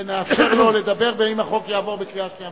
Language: Hebrew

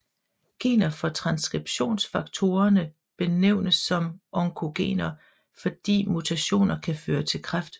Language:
Danish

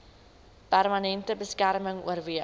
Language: Afrikaans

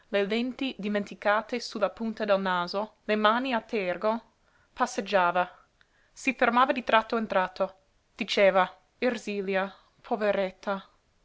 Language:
Italian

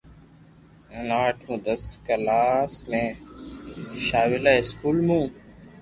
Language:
Loarki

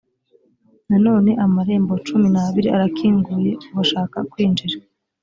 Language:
Kinyarwanda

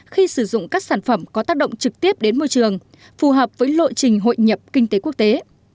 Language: Vietnamese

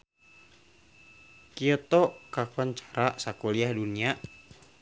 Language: Sundanese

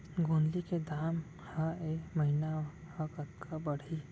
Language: Chhattisgarhi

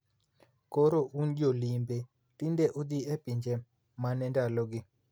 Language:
Luo (Kenya and Tanzania)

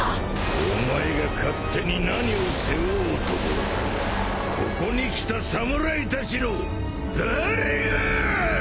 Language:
Japanese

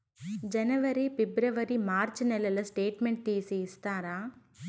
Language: Telugu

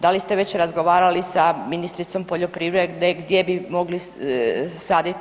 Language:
Croatian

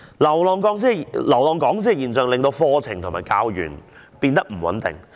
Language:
Cantonese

